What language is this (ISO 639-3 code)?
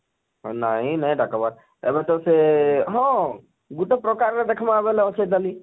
ori